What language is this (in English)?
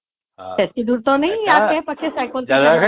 Odia